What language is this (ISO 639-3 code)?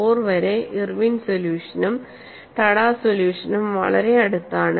mal